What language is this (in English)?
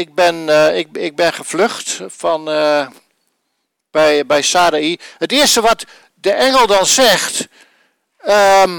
Dutch